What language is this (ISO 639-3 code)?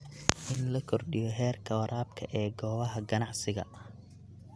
som